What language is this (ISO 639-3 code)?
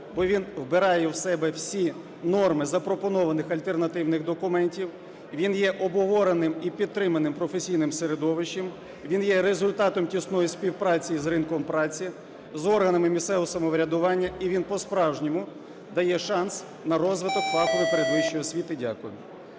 ukr